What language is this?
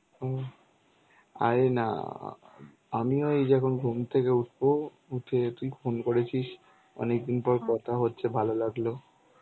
Bangla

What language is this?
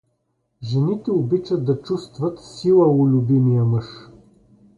Bulgarian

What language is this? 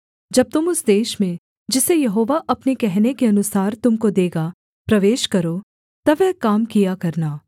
Hindi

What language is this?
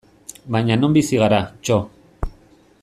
Basque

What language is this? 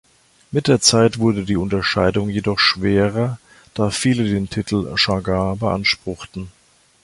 German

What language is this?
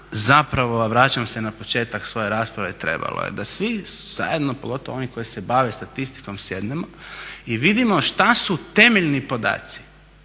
Croatian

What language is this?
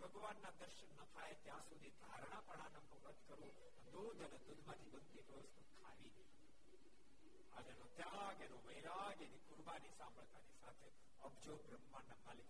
Gujarati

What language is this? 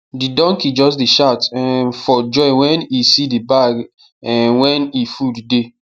Nigerian Pidgin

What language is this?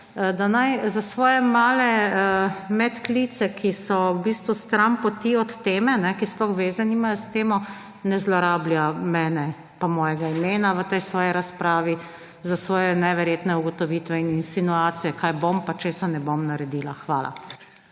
Slovenian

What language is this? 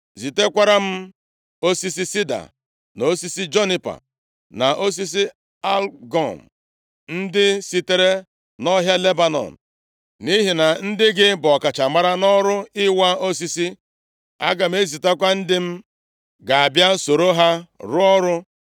Igbo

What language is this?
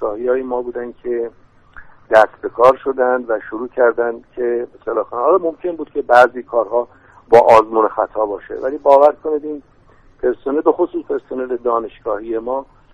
Persian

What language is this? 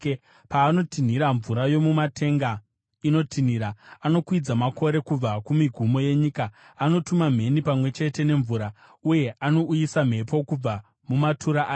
Shona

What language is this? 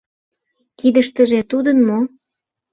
Mari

